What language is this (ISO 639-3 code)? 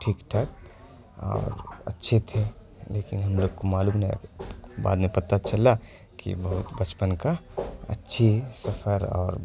urd